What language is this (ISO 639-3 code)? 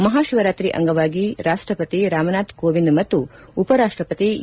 kan